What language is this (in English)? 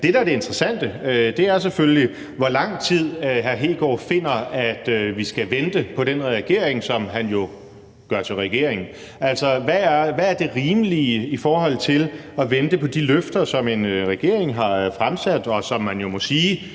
Danish